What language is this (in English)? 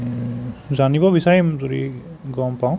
Assamese